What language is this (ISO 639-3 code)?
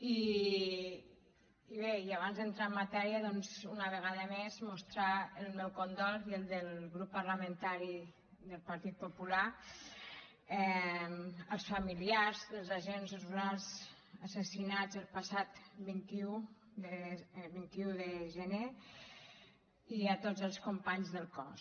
cat